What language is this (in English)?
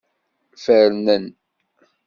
Kabyle